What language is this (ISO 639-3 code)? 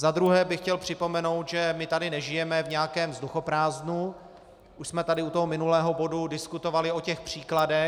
ces